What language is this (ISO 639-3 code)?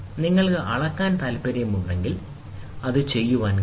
mal